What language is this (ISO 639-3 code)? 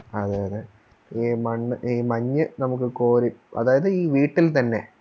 mal